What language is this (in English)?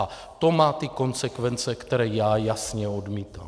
Czech